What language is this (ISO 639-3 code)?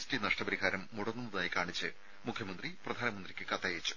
mal